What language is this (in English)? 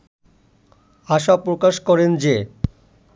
Bangla